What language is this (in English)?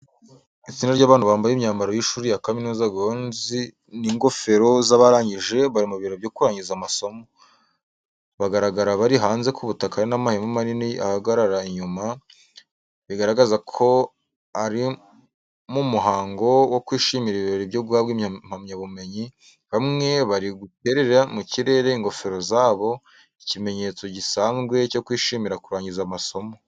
Kinyarwanda